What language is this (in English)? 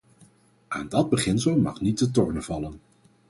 Dutch